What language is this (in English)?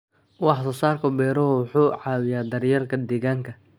Somali